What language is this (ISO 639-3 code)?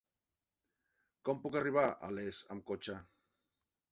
cat